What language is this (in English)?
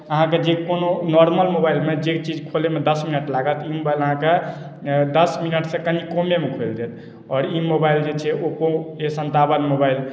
Maithili